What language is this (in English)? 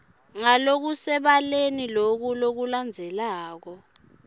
Swati